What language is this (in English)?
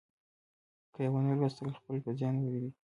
Pashto